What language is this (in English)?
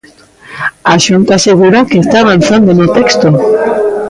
Galician